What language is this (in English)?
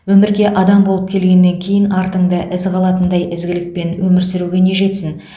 Kazakh